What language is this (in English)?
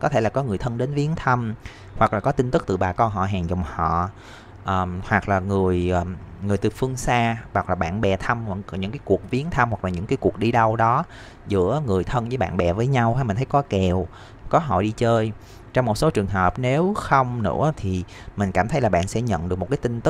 Vietnamese